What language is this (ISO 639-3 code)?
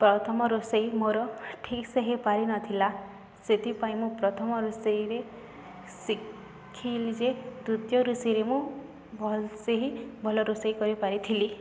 ori